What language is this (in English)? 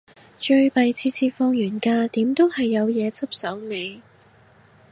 Cantonese